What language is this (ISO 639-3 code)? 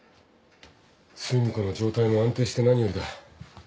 jpn